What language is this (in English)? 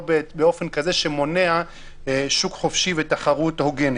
Hebrew